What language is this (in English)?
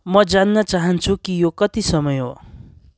Nepali